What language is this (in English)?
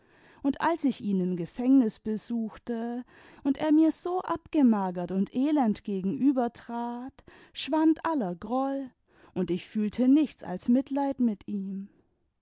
German